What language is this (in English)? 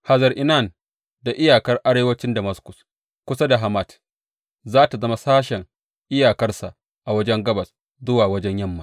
Hausa